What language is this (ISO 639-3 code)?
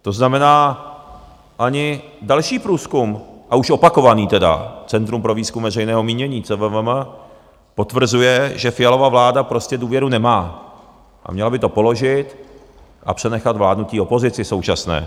ces